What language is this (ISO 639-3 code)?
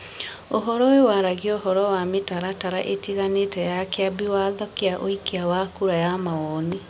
kik